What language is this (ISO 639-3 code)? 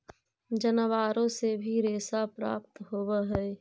mag